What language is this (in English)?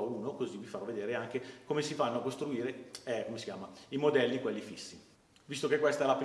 Italian